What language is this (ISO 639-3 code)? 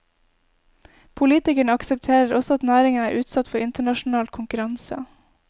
nor